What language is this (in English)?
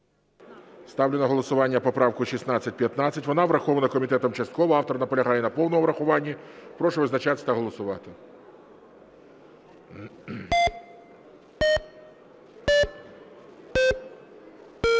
Ukrainian